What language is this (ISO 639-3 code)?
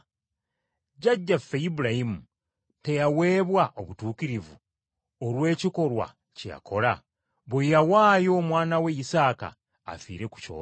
lug